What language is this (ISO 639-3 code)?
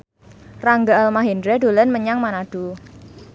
jav